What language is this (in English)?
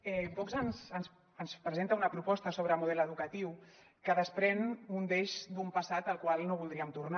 Catalan